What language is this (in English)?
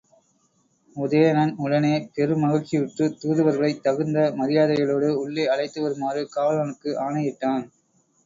Tamil